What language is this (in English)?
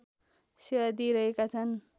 Nepali